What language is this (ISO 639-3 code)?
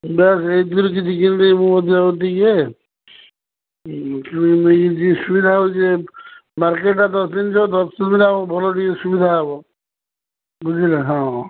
ori